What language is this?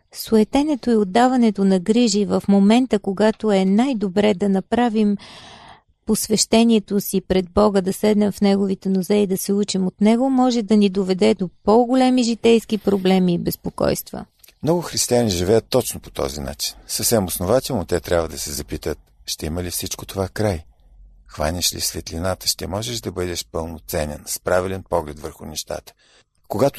Bulgarian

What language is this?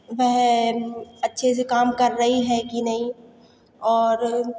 Hindi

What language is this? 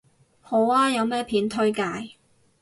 Cantonese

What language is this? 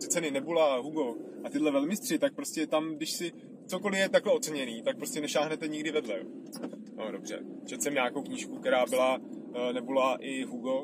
Czech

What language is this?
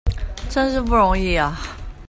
Chinese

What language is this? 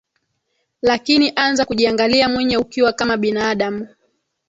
Swahili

